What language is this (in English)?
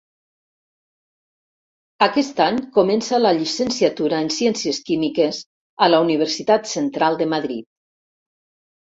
Catalan